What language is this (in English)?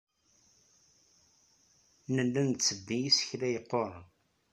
Kabyle